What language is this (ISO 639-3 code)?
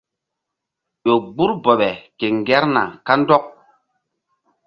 mdd